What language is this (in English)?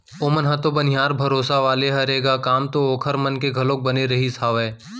Chhattisgarhi